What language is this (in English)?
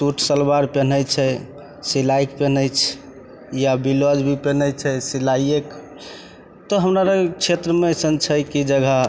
Maithili